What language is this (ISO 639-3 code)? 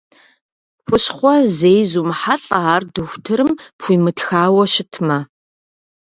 kbd